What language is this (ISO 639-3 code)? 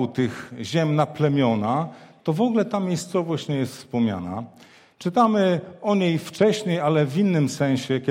pol